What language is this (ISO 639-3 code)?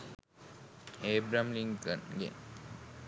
sin